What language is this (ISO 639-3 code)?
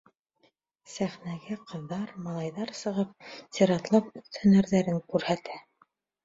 bak